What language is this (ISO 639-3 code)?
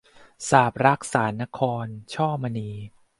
tha